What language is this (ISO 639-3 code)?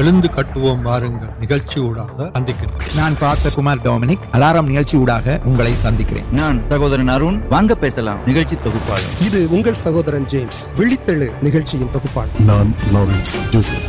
urd